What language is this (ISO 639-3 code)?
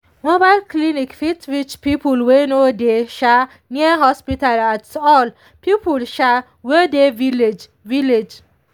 pcm